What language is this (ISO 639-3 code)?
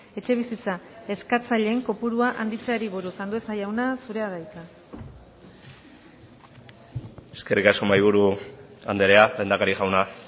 eus